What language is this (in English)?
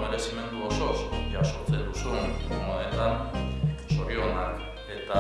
Spanish